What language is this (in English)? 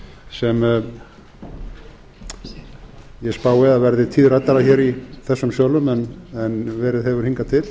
Icelandic